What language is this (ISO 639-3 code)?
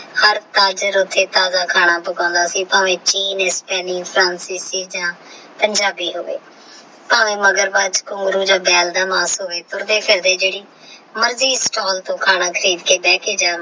pan